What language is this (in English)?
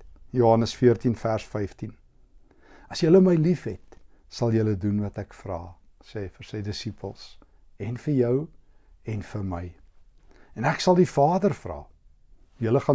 Dutch